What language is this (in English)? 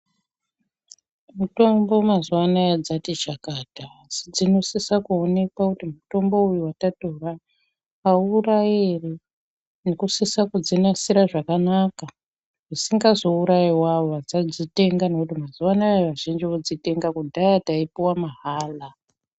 Ndau